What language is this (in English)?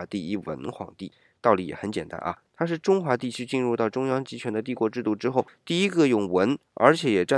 Chinese